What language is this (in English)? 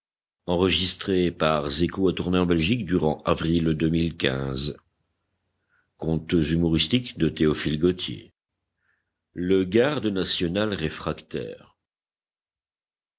French